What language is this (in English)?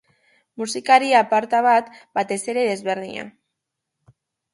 Basque